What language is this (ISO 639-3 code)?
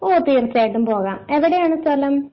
mal